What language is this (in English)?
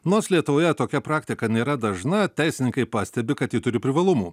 Lithuanian